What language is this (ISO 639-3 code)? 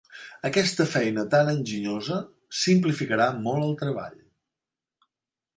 cat